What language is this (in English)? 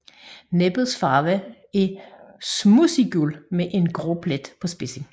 Danish